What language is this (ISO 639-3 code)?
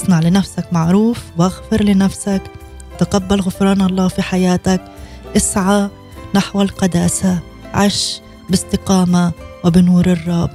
ara